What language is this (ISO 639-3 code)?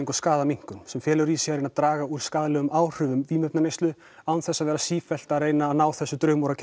isl